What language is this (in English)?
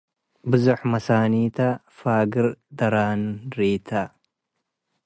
Tigre